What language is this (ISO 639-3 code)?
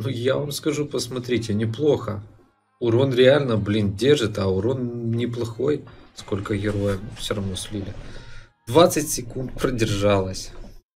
rus